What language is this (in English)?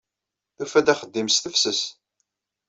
Kabyle